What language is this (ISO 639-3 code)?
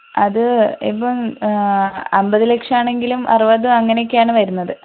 mal